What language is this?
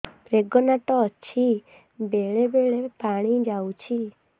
Odia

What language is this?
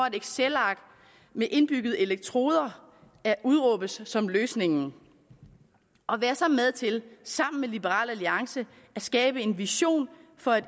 Danish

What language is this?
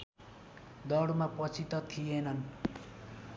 Nepali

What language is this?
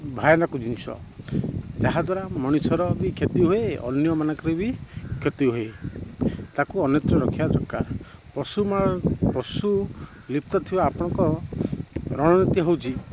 Odia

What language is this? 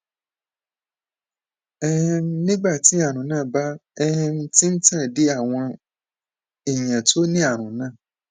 Yoruba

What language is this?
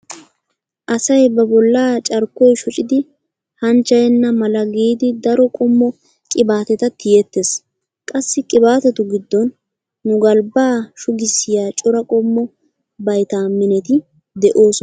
Wolaytta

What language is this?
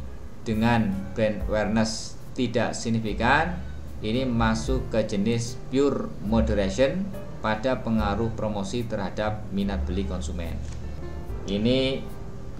Indonesian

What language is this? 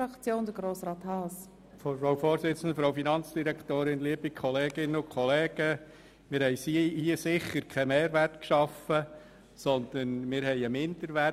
Swiss German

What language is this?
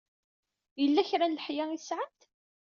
Kabyle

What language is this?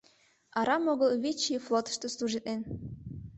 Mari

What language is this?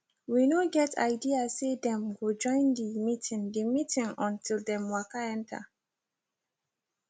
Nigerian Pidgin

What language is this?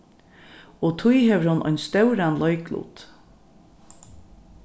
Faroese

